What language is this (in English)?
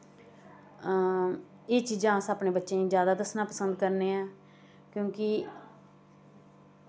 Dogri